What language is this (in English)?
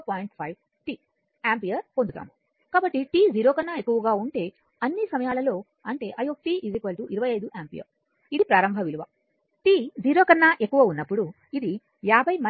Telugu